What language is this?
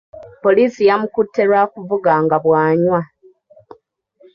Ganda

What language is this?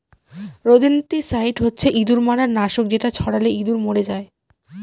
Bangla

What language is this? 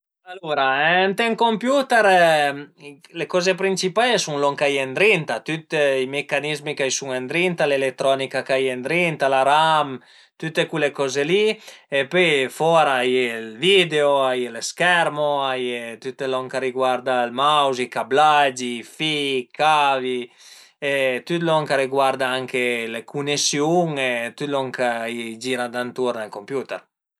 Piedmontese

